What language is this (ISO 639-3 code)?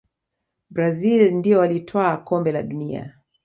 swa